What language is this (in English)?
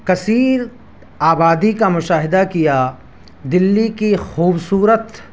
Urdu